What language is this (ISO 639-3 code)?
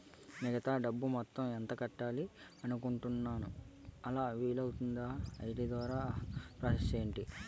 tel